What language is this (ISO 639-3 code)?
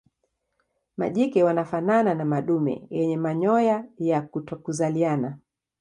swa